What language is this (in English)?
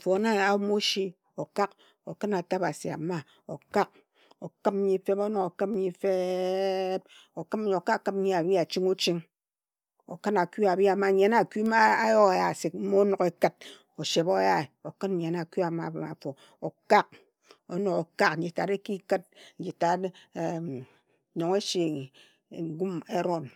Ejagham